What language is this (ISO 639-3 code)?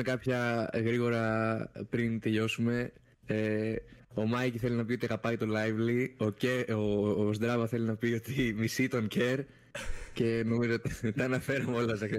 ell